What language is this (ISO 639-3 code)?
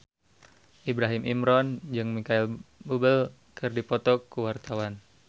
sun